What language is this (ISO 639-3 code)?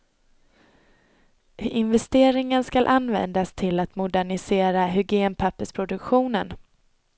swe